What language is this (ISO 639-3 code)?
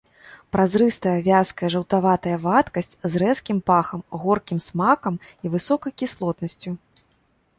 bel